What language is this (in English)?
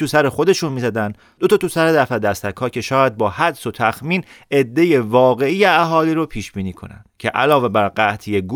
Persian